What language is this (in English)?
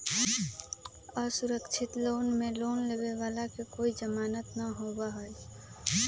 Magahi